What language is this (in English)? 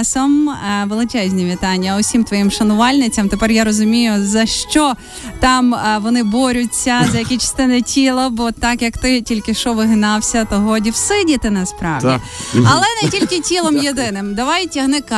Ukrainian